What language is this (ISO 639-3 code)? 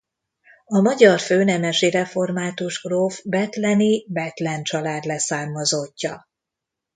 hun